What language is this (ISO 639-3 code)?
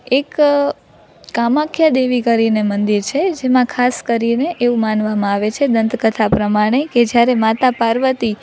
guj